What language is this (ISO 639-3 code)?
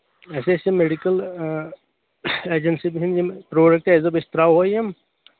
kas